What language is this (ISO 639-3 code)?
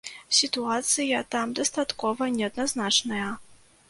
bel